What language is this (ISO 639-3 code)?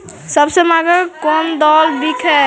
mag